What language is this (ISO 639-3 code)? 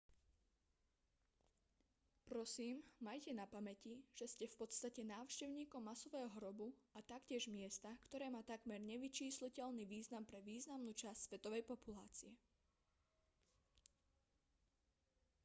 slk